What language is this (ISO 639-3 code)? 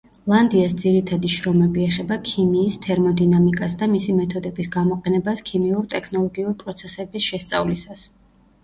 kat